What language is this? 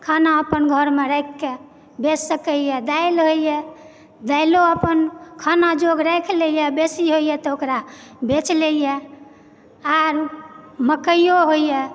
Maithili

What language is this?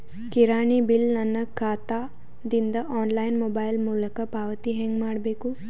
Kannada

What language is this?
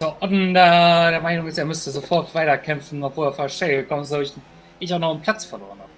German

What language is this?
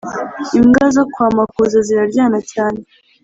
Kinyarwanda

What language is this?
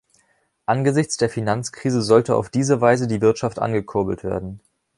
German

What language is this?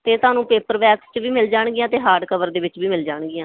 Punjabi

